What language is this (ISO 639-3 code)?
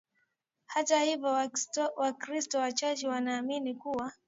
swa